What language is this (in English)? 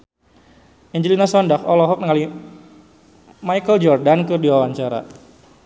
Sundanese